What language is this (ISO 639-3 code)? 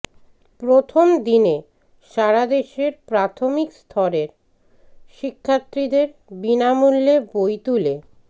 ben